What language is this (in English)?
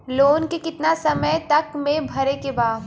Bhojpuri